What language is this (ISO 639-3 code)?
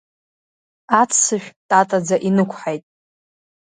abk